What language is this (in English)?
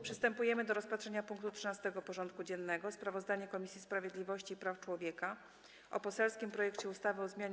Polish